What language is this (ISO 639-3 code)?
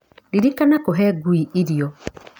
kik